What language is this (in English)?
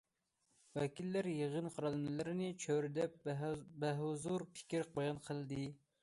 Uyghur